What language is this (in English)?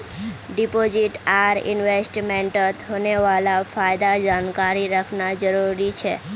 Magahi